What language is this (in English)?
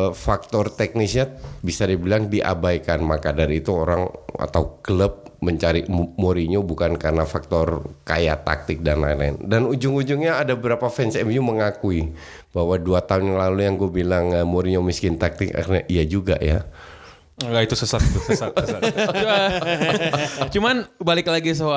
Indonesian